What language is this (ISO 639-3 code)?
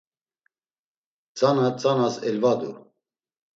lzz